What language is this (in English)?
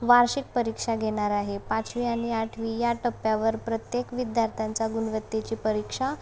Marathi